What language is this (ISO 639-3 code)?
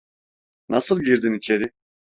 tur